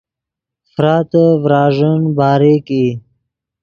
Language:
Yidgha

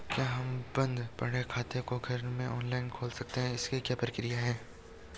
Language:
Hindi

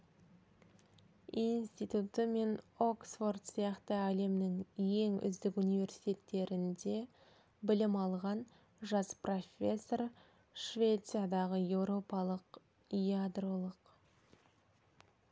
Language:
Kazakh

